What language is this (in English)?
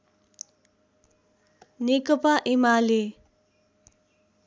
Nepali